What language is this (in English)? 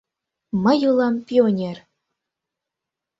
Mari